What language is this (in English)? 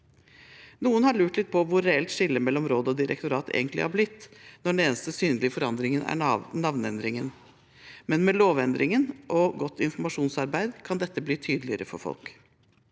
Norwegian